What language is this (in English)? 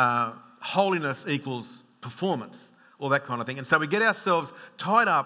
English